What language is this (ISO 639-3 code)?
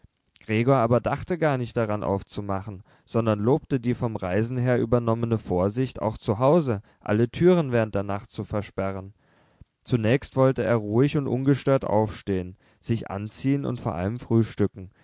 deu